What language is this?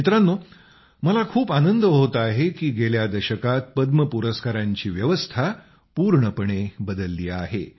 Marathi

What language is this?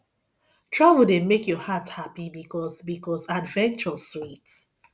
Nigerian Pidgin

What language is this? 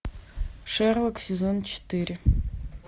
Russian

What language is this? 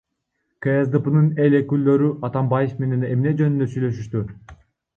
Kyrgyz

